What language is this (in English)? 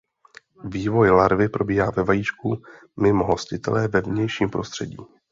Czech